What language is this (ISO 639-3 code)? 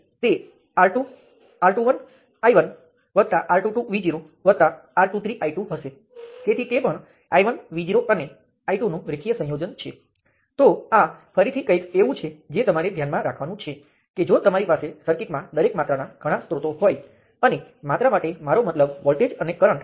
guj